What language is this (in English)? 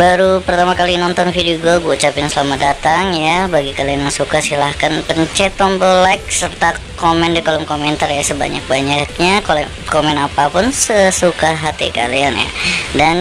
Indonesian